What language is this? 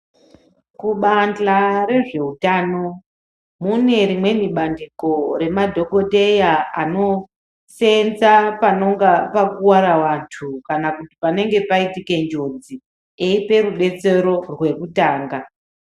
Ndau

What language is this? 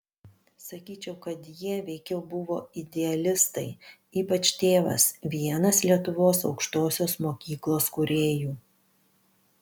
Lithuanian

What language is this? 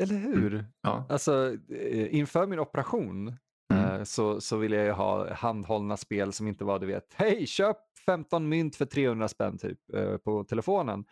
Swedish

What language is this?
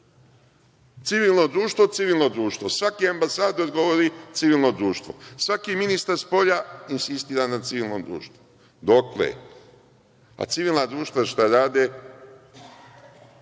Serbian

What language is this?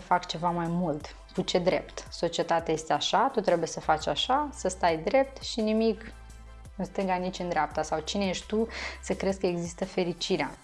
Romanian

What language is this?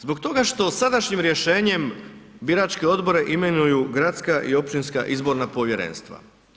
Croatian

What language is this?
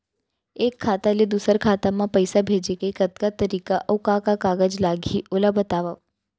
Chhattisgarhi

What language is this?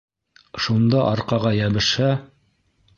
Bashkir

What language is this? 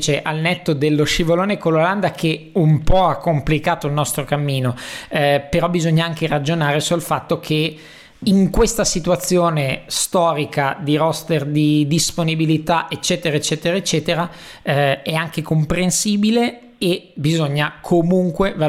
Italian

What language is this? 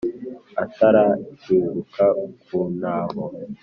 Kinyarwanda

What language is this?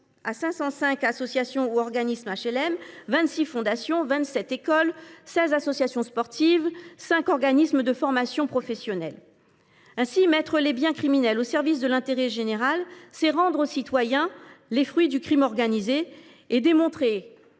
French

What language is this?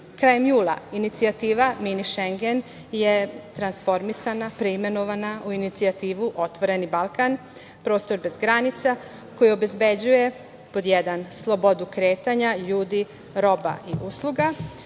Serbian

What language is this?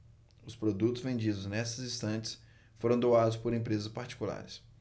Portuguese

